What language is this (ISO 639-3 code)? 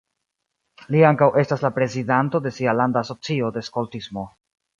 epo